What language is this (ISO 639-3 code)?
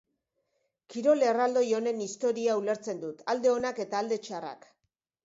eus